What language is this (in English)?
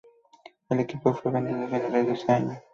Spanish